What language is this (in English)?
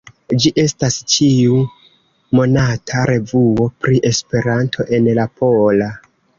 Esperanto